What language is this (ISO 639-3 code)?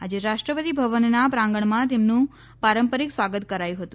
guj